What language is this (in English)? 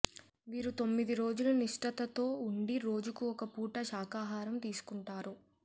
Telugu